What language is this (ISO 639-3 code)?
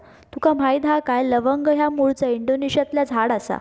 mar